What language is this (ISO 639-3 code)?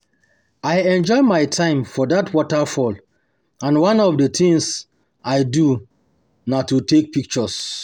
pcm